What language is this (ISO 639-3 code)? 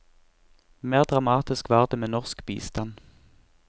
nor